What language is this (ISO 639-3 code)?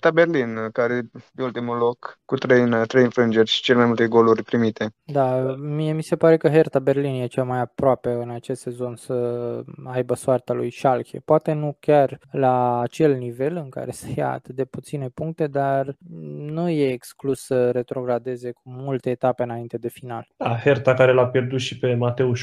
ron